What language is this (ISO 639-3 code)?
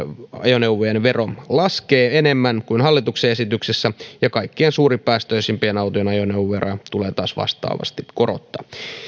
fin